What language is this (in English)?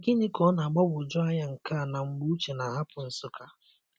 Igbo